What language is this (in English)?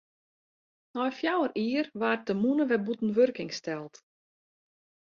Western Frisian